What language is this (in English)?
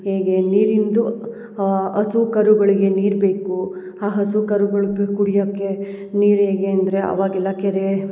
Kannada